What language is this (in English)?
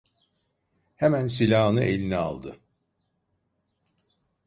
Turkish